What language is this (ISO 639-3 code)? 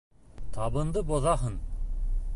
bak